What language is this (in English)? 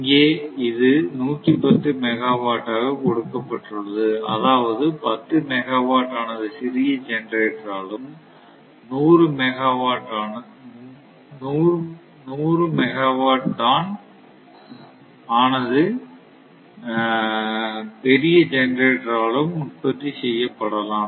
Tamil